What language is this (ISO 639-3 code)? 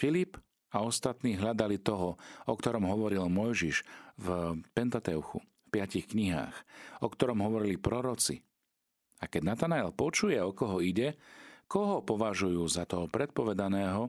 slk